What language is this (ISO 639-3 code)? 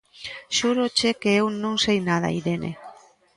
glg